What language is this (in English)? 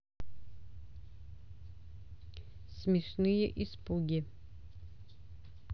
Russian